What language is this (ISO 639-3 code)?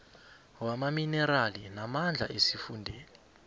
nbl